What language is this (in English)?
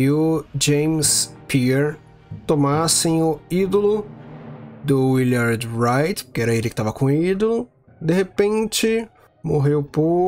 Portuguese